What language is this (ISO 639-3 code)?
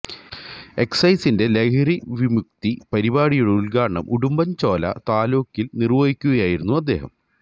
mal